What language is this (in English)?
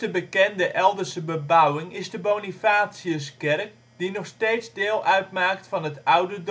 Dutch